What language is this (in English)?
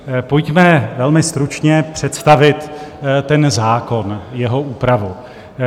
Czech